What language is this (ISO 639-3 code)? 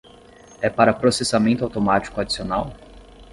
por